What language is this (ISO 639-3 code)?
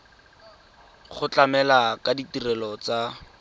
tsn